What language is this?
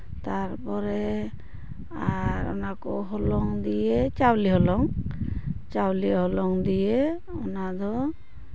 Santali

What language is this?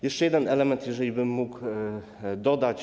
Polish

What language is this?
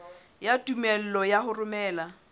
Southern Sotho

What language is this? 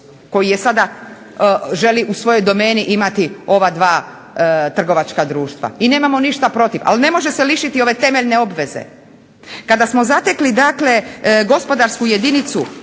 Croatian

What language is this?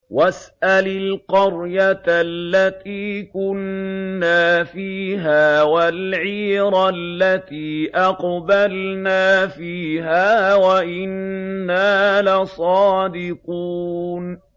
Arabic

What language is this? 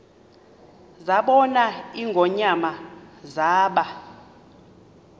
Xhosa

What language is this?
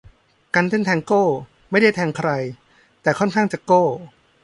Thai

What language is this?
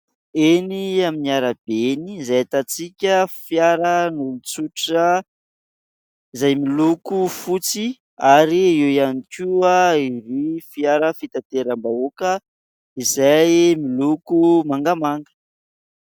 Malagasy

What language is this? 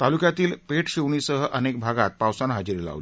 Marathi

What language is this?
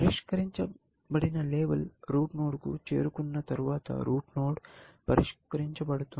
Telugu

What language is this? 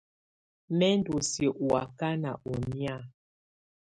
Tunen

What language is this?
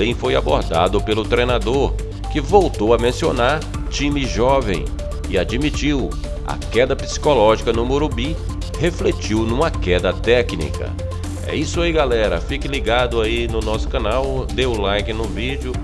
Portuguese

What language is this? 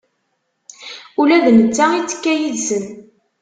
Kabyle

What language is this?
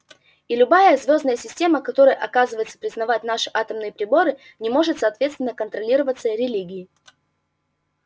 Russian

